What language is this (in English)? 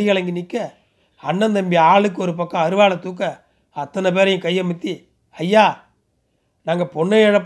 Tamil